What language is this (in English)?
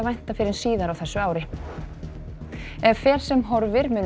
Icelandic